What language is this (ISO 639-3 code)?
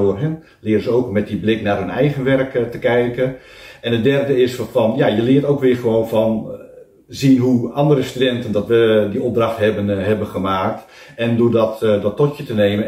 nld